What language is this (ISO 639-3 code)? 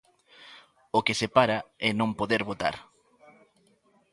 glg